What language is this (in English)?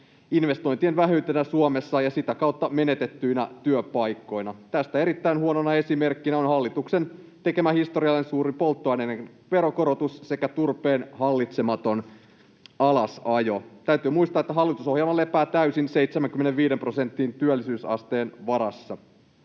Finnish